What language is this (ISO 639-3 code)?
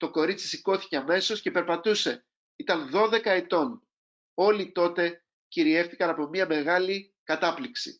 ell